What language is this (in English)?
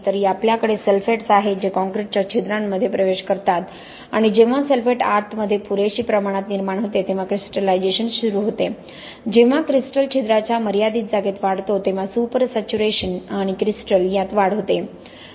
Marathi